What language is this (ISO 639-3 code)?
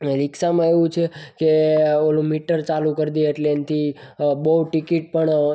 guj